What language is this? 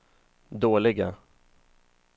Swedish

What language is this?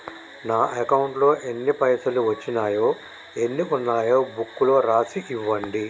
Telugu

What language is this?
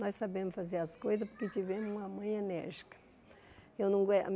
Portuguese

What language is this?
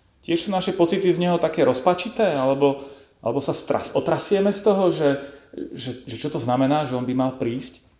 Slovak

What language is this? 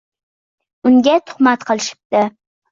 Uzbek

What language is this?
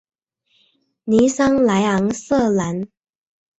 Chinese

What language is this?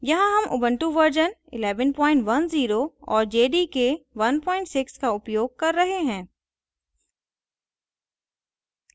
Hindi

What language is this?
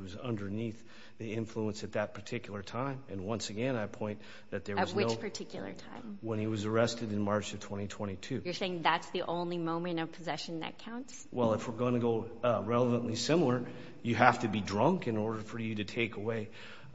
English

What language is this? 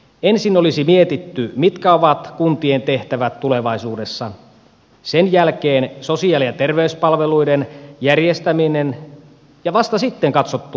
Finnish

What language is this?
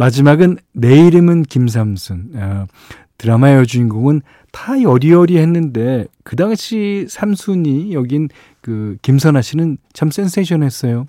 Korean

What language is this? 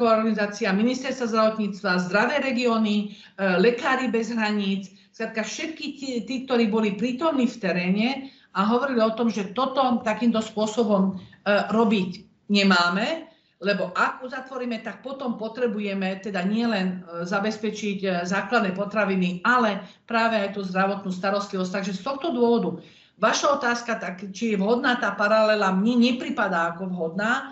Slovak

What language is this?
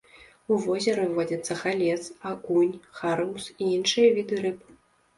Belarusian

